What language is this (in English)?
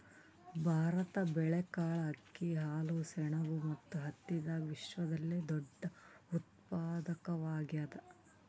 Kannada